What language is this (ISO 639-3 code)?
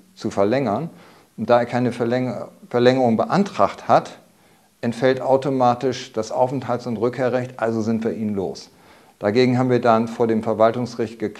deu